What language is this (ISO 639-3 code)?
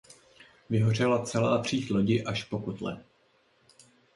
ces